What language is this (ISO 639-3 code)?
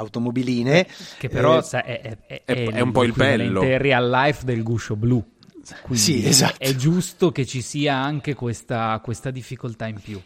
ita